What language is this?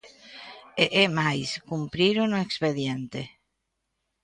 Galician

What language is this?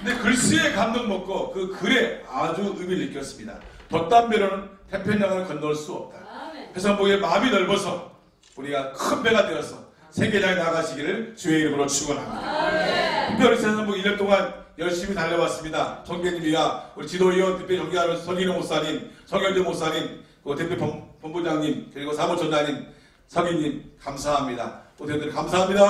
Korean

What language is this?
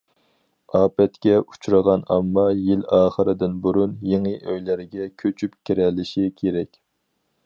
Uyghur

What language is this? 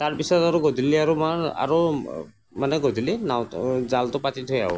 Assamese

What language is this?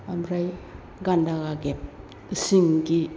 Bodo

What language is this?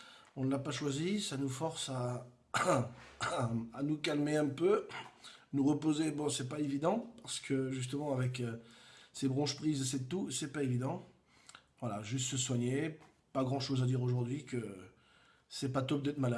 French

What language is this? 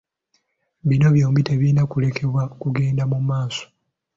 Ganda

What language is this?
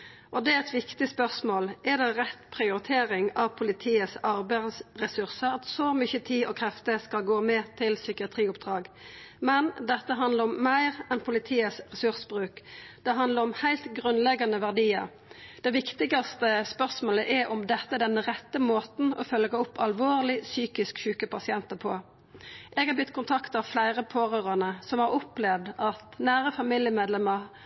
Norwegian Nynorsk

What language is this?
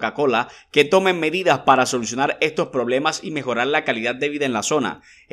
Spanish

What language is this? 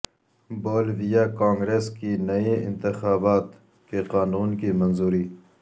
Urdu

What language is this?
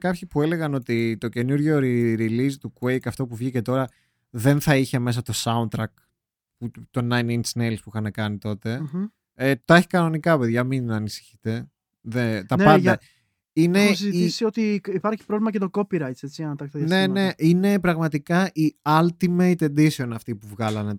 Greek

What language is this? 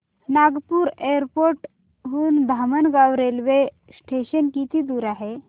Marathi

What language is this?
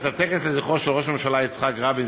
Hebrew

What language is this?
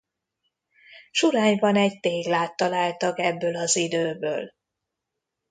Hungarian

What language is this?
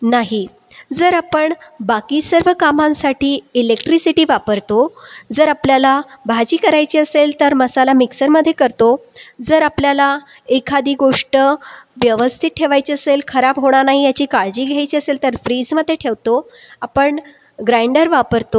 Marathi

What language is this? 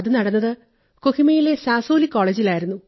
Malayalam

